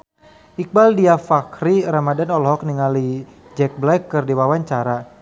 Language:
Sundanese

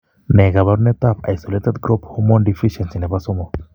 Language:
Kalenjin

